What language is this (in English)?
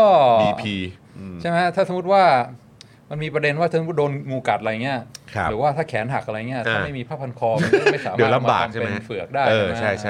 Thai